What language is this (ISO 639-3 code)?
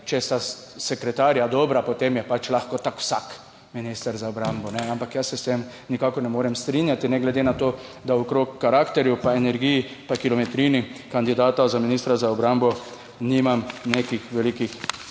slv